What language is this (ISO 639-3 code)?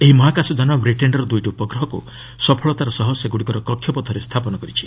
ori